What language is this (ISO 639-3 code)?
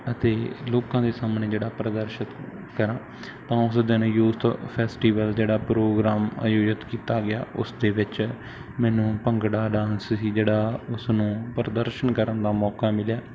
pan